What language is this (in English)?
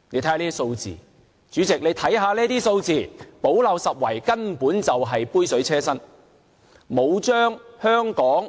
Cantonese